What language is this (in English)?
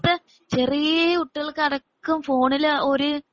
Malayalam